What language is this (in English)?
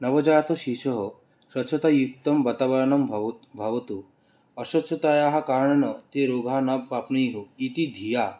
Sanskrit